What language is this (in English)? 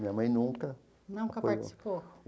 Portuguese